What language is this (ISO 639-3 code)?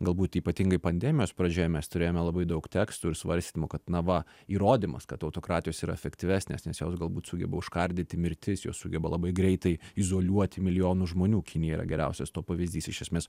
lit